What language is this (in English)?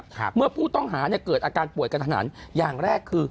Thai